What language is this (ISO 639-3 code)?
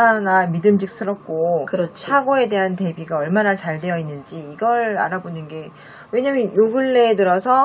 kor